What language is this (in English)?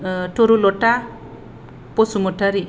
Bodo